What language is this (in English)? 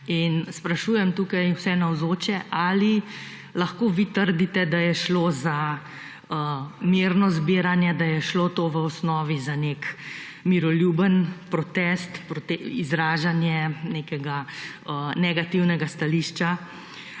Slovenian